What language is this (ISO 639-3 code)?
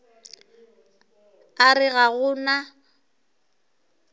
nso